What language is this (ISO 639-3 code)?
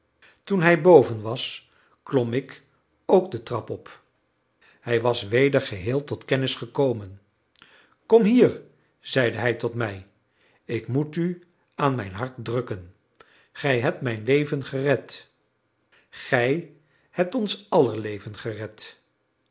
nld